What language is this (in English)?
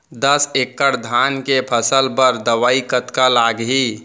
Chhattisgarhi